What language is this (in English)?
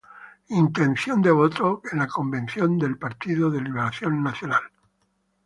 Spanish